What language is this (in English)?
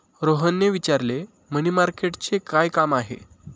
Marathi